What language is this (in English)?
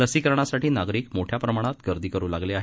Marathi